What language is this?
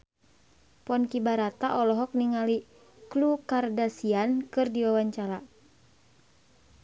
Sundanese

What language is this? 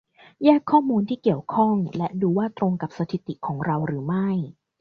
Thai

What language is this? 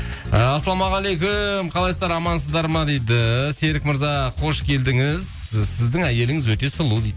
Kazakh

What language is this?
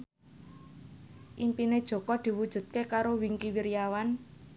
Javanese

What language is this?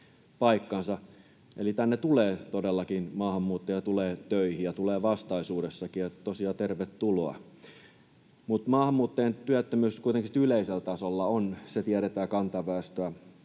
Finnish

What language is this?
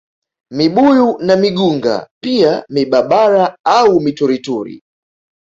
Swahili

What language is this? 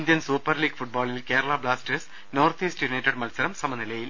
Malayalam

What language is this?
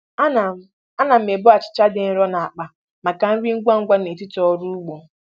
Igbo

